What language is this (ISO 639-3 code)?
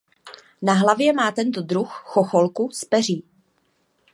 ces